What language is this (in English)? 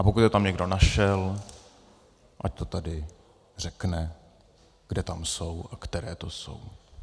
Czech